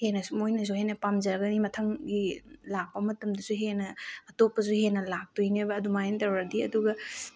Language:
Manipuri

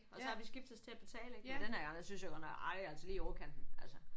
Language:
Danish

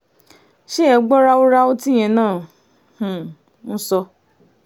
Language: Yoruba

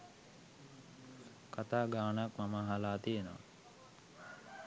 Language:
Sinhala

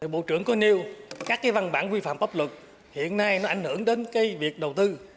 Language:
Vietnamese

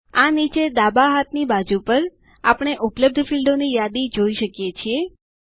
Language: Gujarati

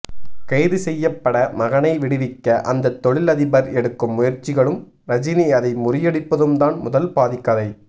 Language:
Tamil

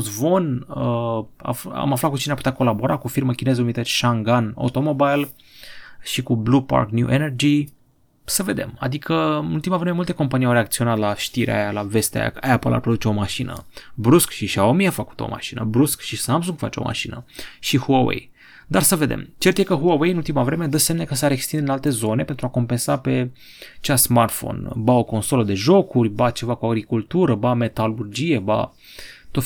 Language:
Romanian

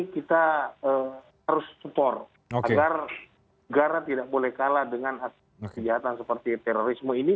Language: Indonesian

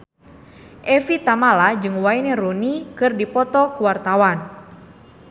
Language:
Sundanese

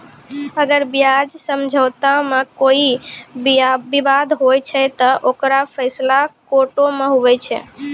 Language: Maithili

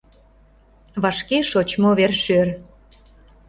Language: Mari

